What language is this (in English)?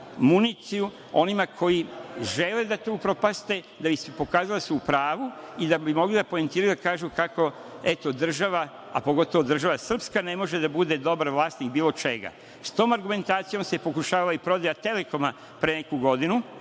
Serbian